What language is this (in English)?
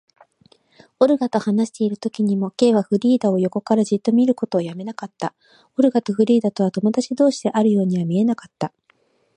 Japanese